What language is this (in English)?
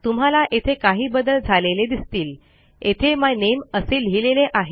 Marathi